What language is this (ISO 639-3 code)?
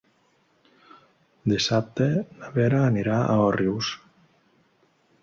cat